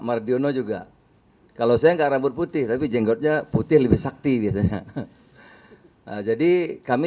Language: Indonesian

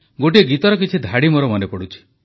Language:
Odia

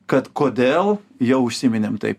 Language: Lithuanian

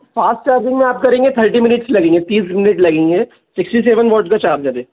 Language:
Hindi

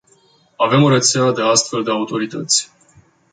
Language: Romanian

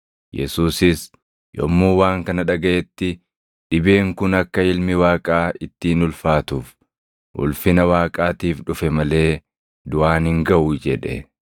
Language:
Oromo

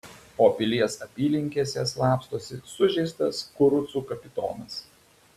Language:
Lithuanian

